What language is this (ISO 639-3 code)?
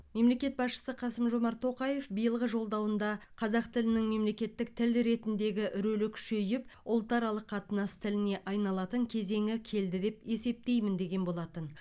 kaz